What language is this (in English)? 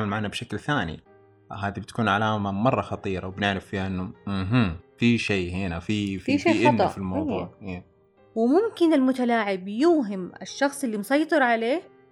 Arabic